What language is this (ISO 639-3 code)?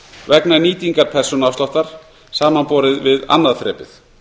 isl